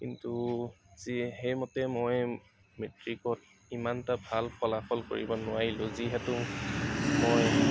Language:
Assamese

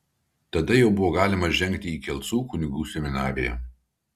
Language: Lithuanian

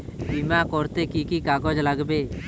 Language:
Bangla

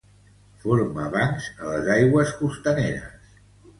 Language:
Catalan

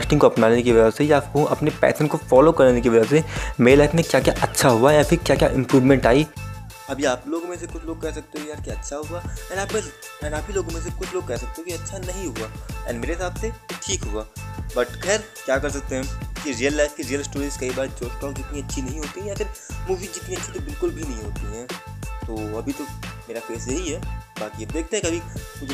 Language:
Hindi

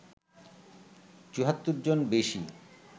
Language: Bangla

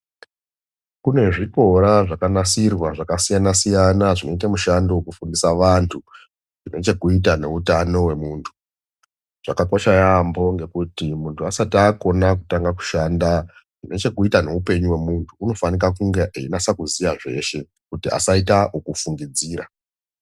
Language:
Ndau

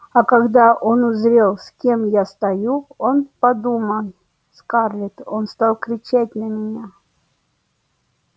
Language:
Russian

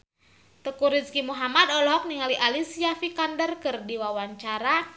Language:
Sundanese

